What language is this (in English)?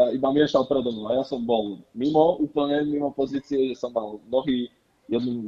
Czech